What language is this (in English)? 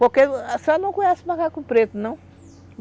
Portuguese